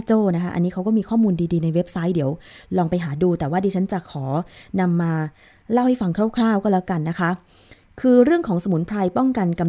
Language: Thai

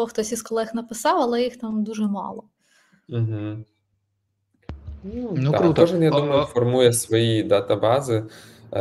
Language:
Ukrainian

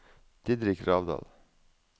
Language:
Norwegian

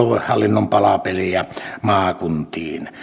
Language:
Finnish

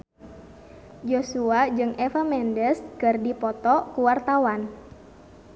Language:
Sundanese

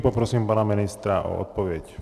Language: Czech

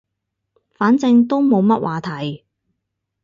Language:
Cantonese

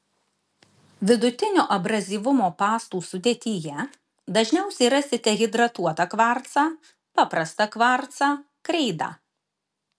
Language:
Lithuanian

